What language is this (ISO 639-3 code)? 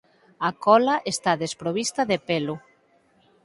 glg